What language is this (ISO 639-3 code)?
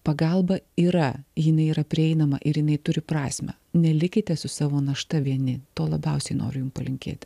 lit